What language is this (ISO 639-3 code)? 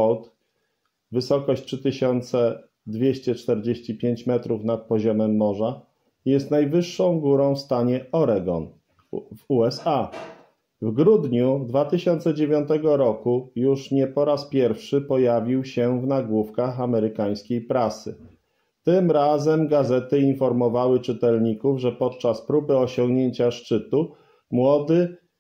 pol